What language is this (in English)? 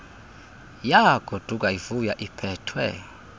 Xhosa